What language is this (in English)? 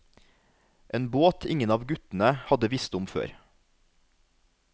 Norwegian